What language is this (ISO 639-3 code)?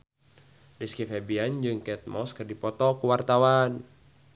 sun